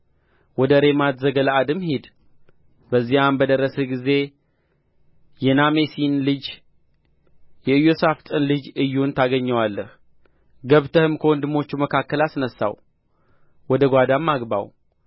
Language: Amharic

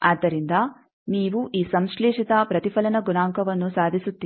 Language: Kannada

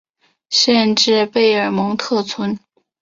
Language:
Chinese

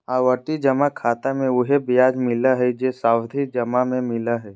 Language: Magahi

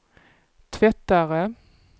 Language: Swedish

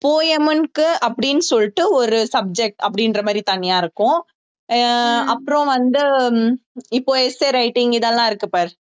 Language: Tamil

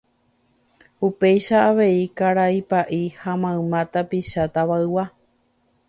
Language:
Guarani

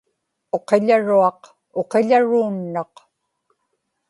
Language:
Inupiaq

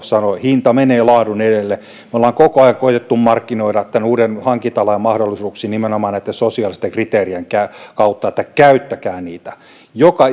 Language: Finnish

